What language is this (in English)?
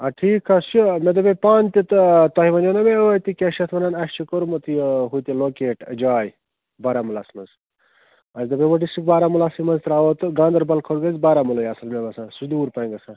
Kashmiri